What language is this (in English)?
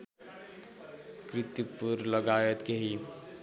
Nepali